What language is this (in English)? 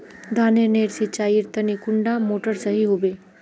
Magahi